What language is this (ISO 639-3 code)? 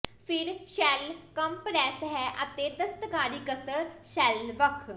pan